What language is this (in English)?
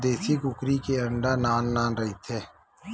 Chhattisgarhi